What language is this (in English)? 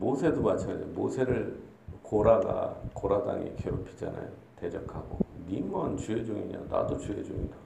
Korean